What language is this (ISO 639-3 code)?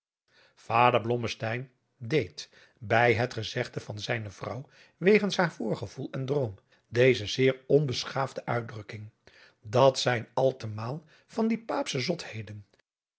nld